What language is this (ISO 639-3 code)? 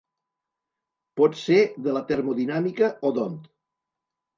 cat